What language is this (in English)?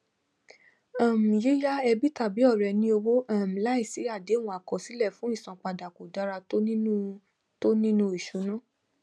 Yoruba